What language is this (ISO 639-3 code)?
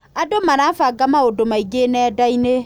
kik